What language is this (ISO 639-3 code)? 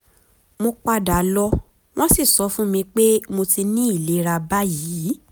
yor